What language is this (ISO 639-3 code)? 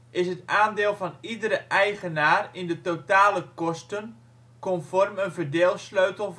nld